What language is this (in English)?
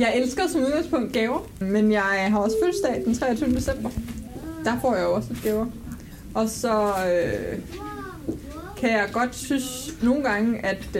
Danish